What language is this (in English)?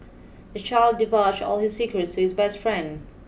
English